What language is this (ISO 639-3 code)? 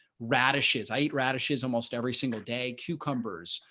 eng